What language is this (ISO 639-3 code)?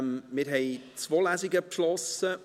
gsw